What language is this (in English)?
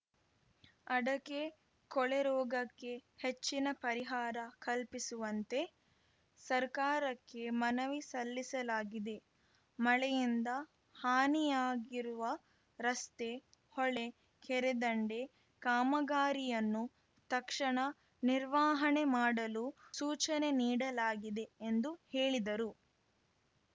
Kannada